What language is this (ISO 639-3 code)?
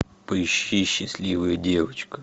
rus